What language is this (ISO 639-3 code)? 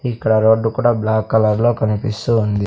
tel